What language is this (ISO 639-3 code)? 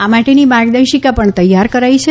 guj